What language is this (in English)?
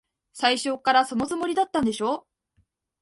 Japanese